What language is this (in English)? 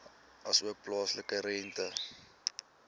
Afrikaans